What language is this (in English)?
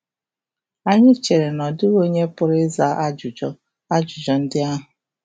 Igbo